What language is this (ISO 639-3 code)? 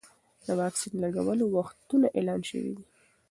pus